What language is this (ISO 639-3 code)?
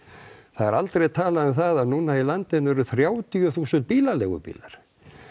isl